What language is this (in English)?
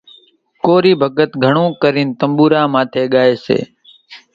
Kachi Koli